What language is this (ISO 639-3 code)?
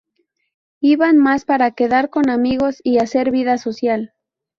spa